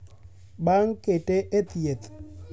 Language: Luo (Kenya and Tanzania)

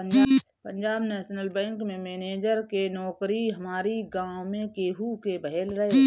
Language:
Bhojpuri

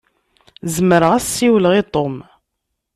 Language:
Kabyle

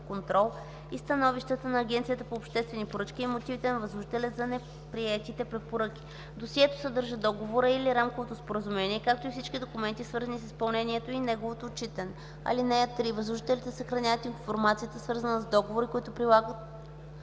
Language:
Bulgarian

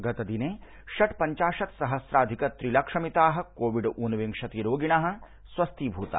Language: Sanskrit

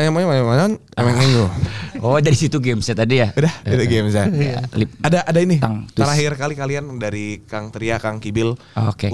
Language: Indonesian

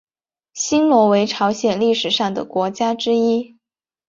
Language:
Chinese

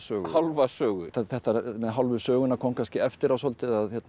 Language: Icelandic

